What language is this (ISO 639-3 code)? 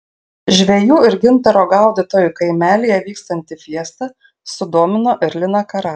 lit